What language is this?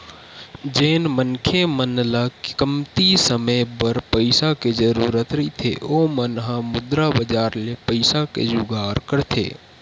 Chhattisgarhi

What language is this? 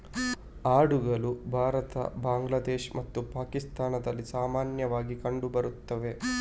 Kannada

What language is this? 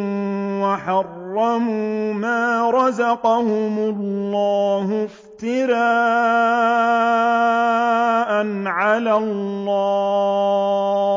Arabic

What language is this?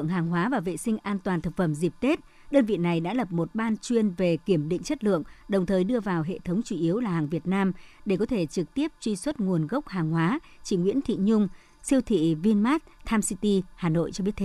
Vietnamese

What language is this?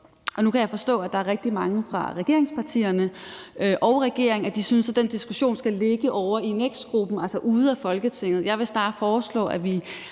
Danish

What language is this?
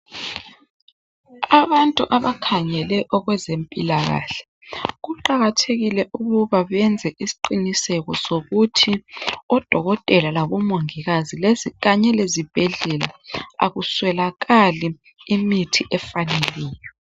North Ndebele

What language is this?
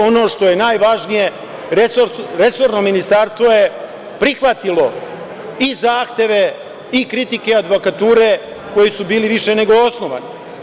Serbian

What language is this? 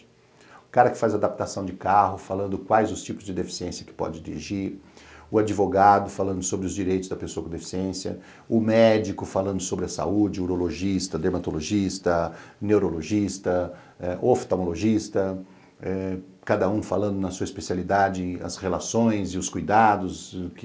Portuguese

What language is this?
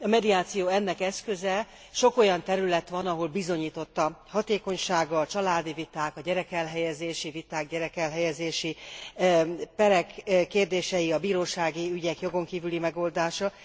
Hungarian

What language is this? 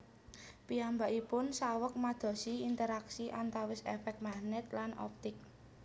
Javanese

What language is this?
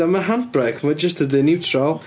Welsh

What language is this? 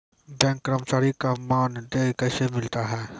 Maithili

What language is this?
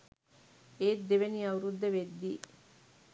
Sinhala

